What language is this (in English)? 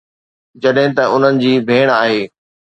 Sindhi